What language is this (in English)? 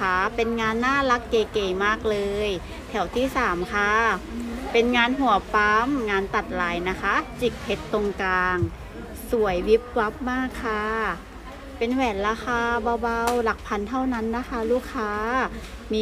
Thai